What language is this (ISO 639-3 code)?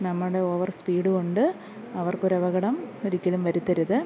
mal